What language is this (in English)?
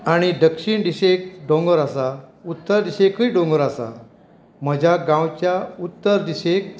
Konkani